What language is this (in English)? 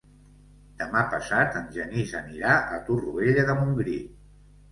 Catalan